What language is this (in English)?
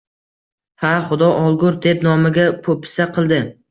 Uzbek